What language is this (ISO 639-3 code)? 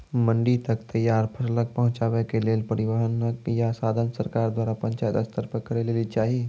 mai